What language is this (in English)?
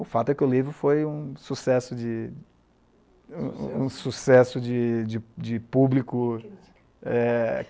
Portuguese